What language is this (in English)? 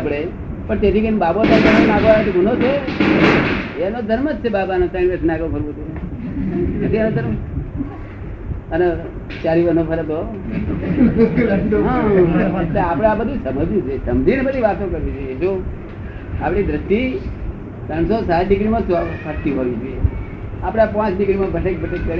Gujarati